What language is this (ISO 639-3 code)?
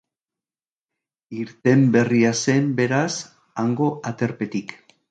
eus